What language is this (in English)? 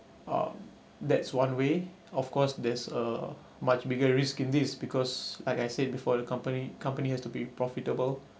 English